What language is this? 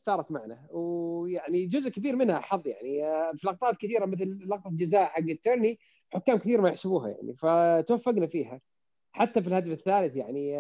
Arabic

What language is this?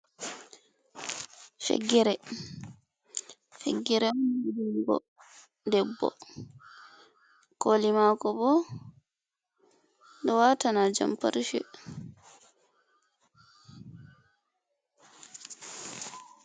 Fula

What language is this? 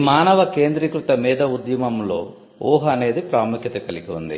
Telugu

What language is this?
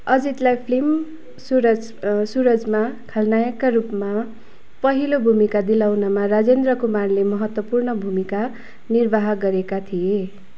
Nepali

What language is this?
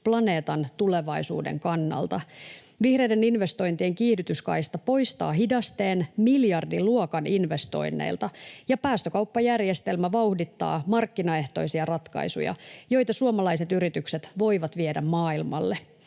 Finnish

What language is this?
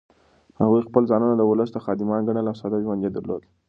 Pashto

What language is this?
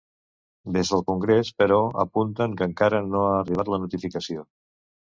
Catalan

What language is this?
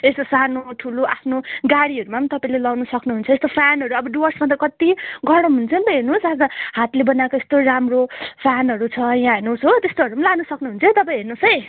Nepali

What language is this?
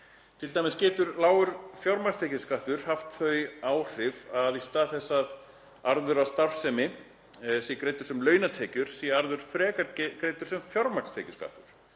Icelandic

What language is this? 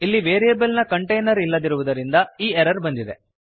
Kannada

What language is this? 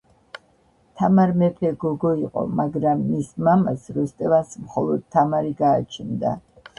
Georgian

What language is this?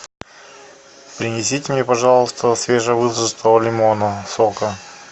Russian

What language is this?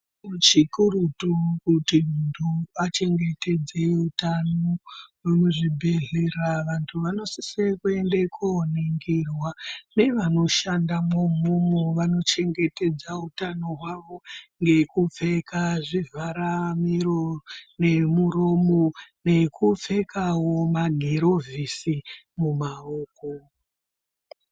Ndau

